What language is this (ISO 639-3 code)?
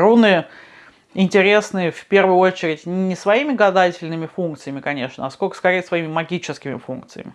rus